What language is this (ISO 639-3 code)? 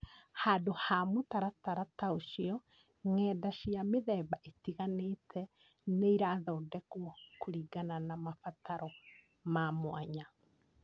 kik